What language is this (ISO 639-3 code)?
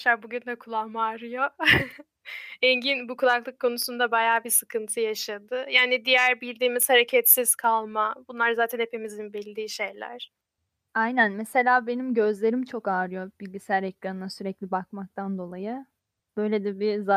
tur